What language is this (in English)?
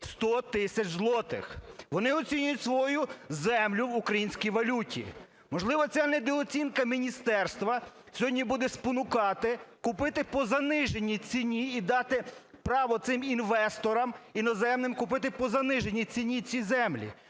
Ukrainian